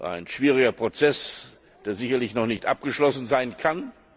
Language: German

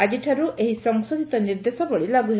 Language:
Odia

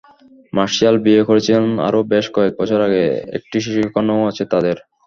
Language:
Bangla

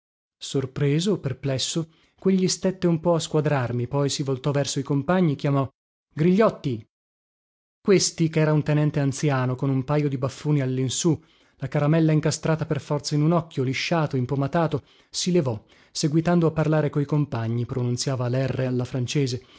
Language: Italian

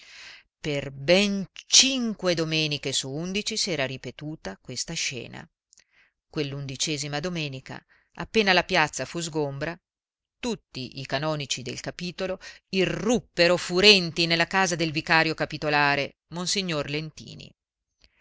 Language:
Italian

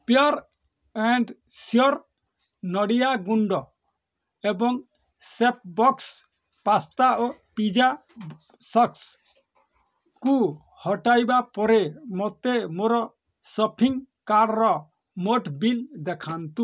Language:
Odia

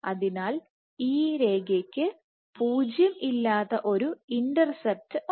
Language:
Malayalam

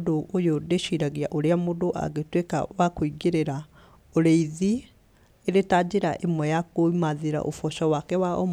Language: Kikuyu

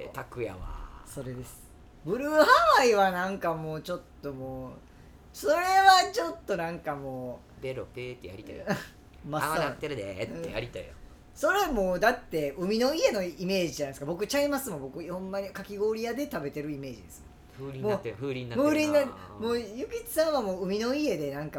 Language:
Japanese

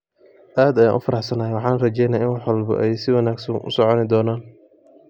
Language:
Somali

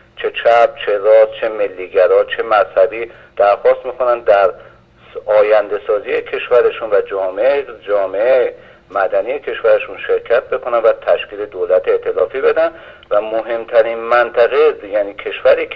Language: Persian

